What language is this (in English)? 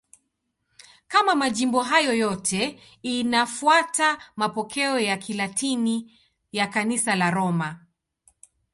Swahili